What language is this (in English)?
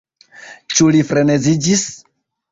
Esperanto